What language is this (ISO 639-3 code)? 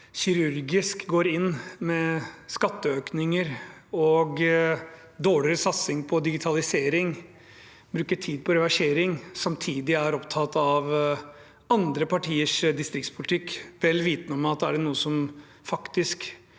nor